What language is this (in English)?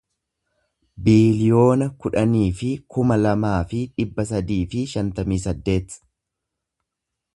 Oromo